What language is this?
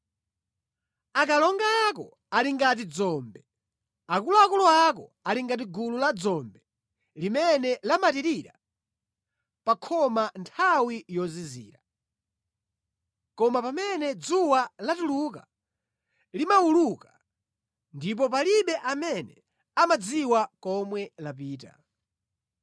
Nyanja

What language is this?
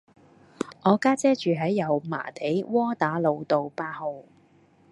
Cantonese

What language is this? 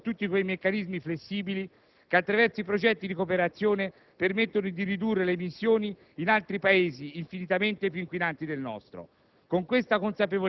Italian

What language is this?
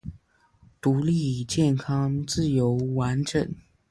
Chinese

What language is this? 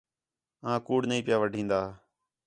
Khetrani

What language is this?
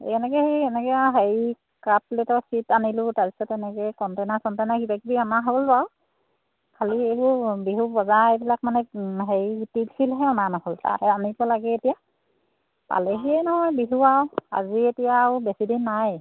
Assamese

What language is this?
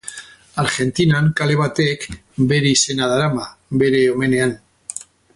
Basque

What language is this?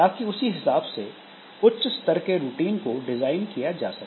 Hindi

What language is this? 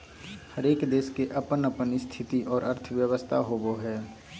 Magahi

